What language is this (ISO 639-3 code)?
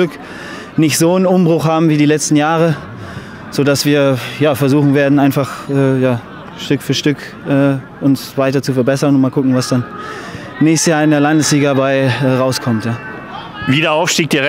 deu